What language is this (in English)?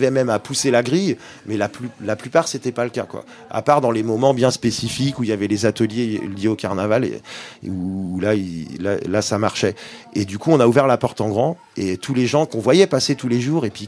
French